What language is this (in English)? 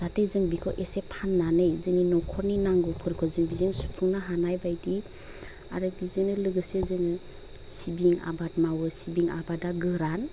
Bodo